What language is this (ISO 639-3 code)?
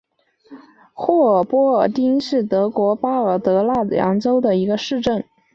zho